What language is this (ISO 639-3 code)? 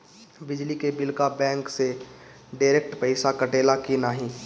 bho